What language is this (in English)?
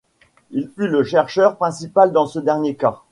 French